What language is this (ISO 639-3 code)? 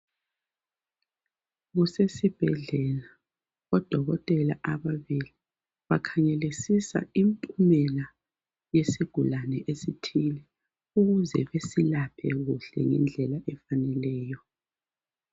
nde